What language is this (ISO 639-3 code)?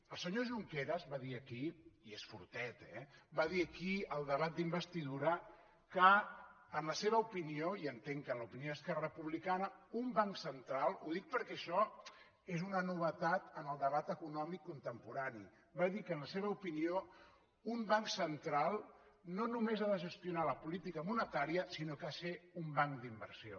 cat